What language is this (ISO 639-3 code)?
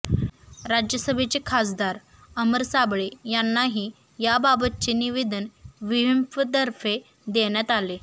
mar